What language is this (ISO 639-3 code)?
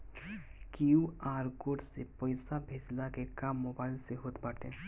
bho